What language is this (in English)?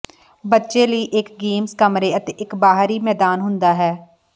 Punjabi